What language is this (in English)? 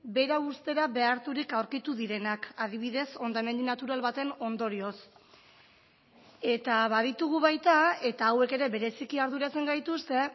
Basque